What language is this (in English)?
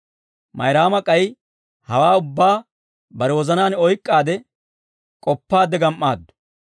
Dawro